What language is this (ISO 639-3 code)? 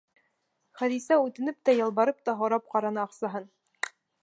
bak